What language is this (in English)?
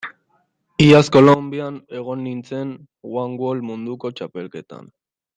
Basque